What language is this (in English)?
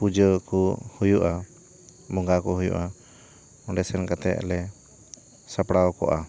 Santali